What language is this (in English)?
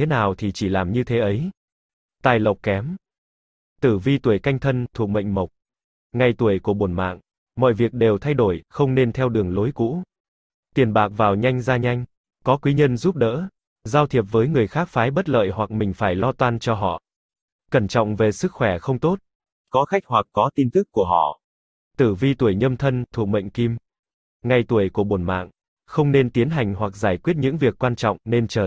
Vietnamese